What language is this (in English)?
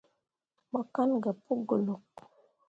Mundang